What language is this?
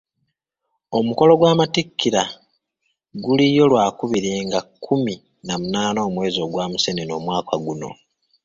Ganda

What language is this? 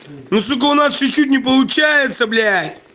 Russian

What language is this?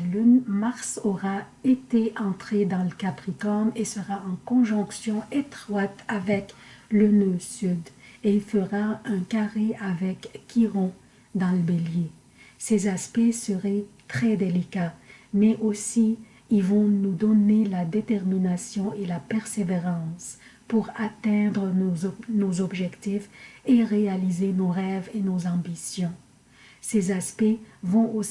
French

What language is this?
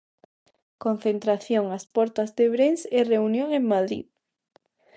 Galician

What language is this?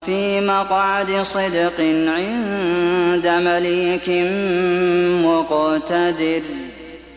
Arabic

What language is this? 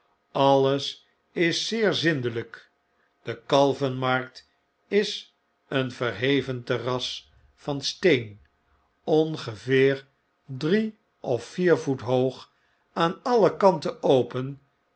Dutch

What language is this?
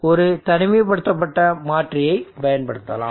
Tamil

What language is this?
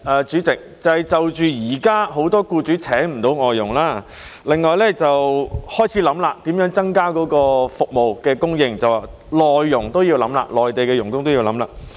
Cantonese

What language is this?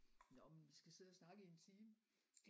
Danish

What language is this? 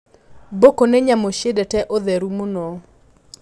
Kikuyu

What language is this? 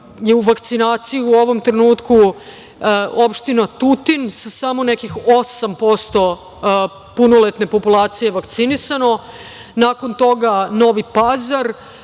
Serbian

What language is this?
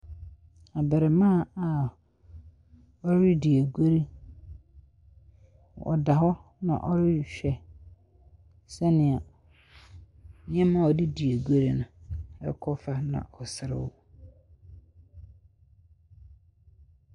Akan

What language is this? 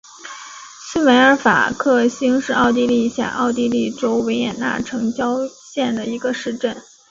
Chinese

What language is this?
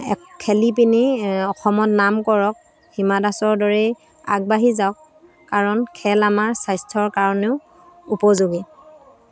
Assamese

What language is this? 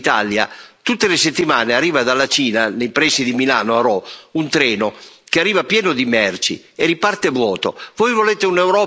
Italian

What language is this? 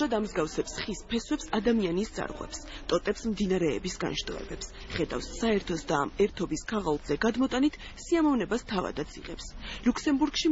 Arabic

